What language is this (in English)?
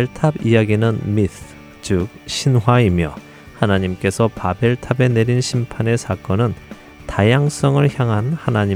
Korean